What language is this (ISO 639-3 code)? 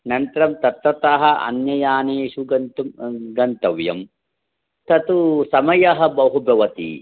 san